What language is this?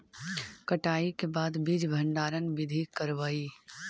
Magahi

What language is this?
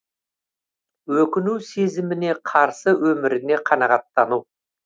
Kazakh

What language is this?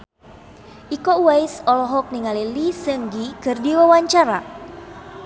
Sundanese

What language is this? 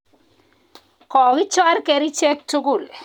Kalenjin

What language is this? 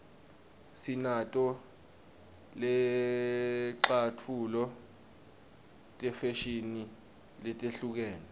Swati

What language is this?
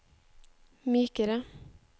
Norwegian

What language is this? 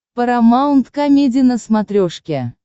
Russian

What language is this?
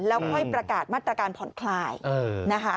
Thai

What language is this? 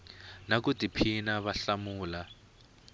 Tsonga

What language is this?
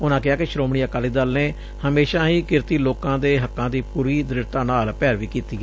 Punjabi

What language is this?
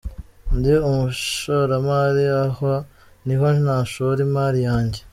Kinyarwanda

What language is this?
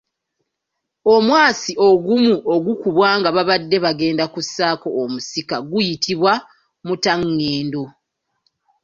Ganda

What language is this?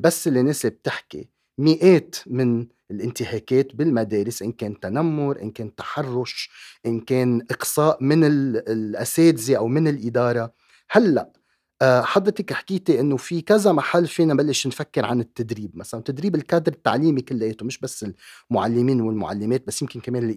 Arabic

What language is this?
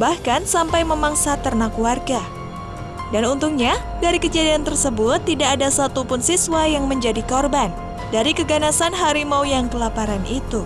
Indonesian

